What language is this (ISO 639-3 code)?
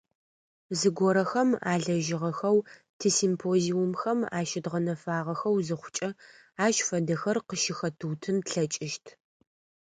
ady